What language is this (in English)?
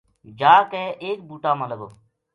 Gujari